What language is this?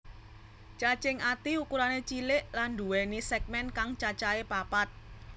Javanese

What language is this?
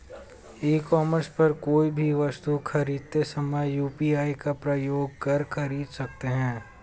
Hindi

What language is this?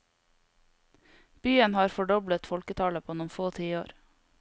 Norwegian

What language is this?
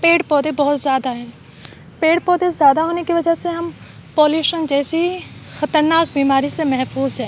Urdu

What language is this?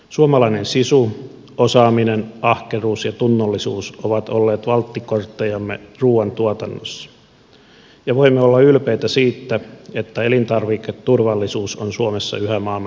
Finnish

